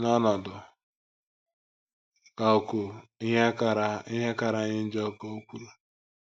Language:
Igbo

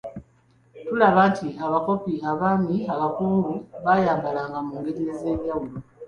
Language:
Ganda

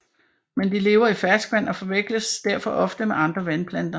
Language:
Danish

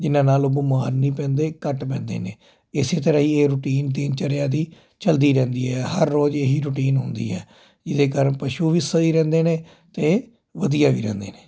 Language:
Punjabi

